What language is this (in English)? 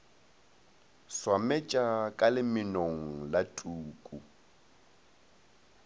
Northern Sotho